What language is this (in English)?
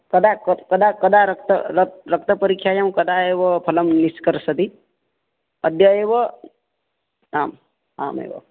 Sanskrit